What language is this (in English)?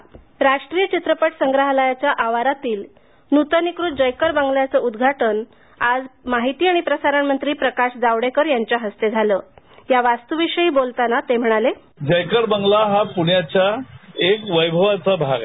Marathi